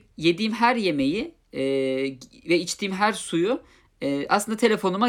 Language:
Turkish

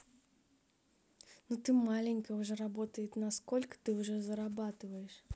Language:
Russian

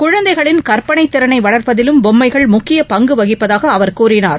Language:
Tamil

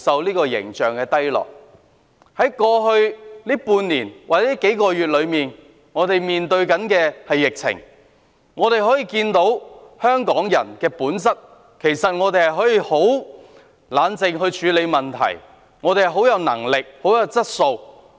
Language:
Cantonese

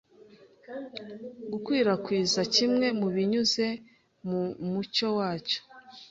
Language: Kinyarwanda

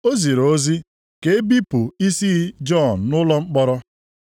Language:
Igbo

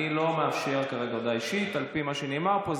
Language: Hebrew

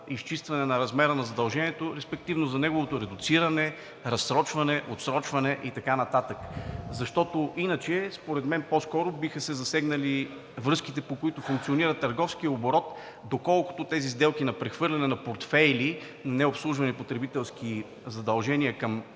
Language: Bulgarian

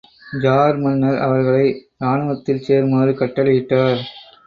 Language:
Tamil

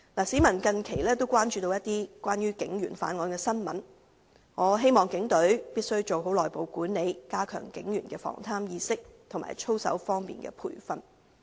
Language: Cantonese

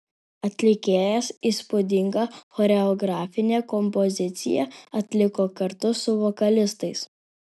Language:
Lithuanian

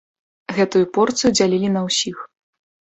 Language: Belarusian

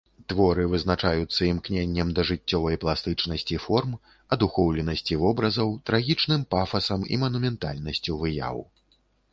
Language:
Belarusian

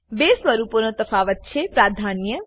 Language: Gujarati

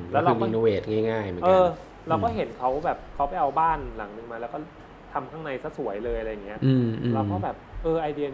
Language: Thai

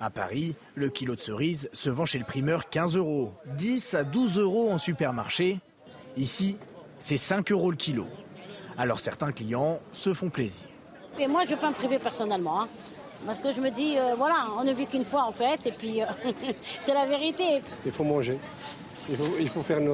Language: French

